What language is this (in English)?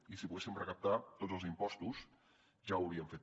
Catalan